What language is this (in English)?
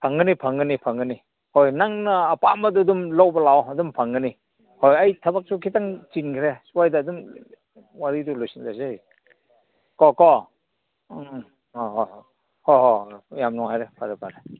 Manipuri